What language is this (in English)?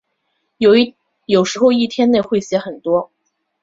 Chinese